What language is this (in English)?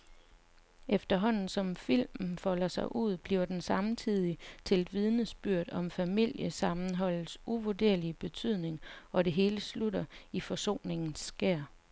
Danish